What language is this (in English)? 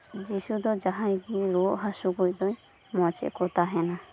Santali